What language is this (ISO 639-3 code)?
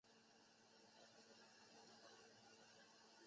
zho